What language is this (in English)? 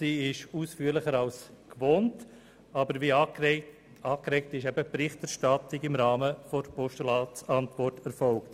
Swiss German